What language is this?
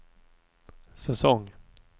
Swedish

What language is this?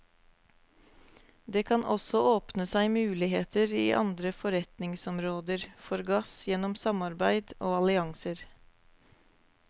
Norwegian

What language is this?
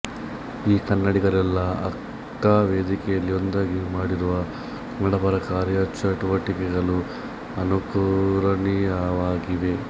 Kannada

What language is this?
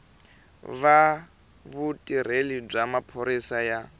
Tsonga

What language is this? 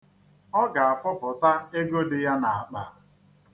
Igbo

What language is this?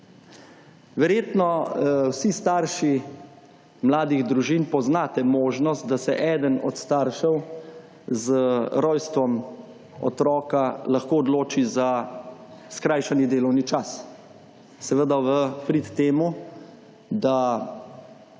Slovenian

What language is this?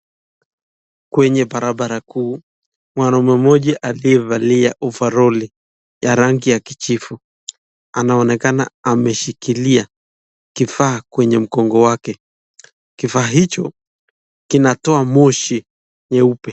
Swahili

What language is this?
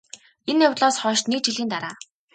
Mongolian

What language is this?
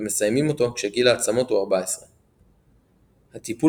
Hebrew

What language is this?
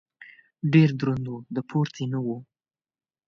Pashto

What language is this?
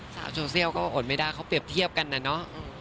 Thai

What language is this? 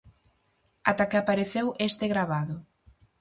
Galician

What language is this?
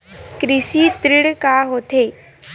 Chhattisgarhi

